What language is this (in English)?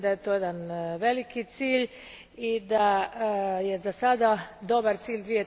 Croatian